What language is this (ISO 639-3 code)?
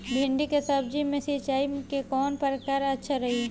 bho